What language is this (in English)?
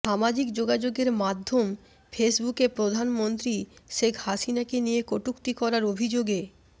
Bangla